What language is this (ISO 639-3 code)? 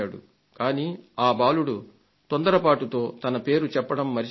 tel